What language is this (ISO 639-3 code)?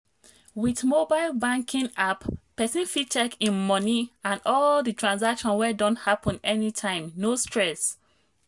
pcm